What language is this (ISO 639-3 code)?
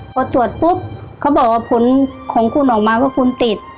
tha